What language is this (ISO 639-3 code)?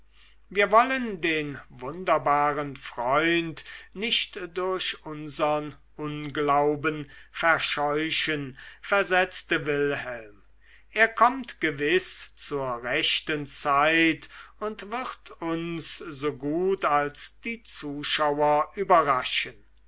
deu